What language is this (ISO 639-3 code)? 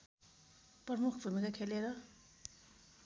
nep